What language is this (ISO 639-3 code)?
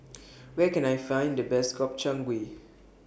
eng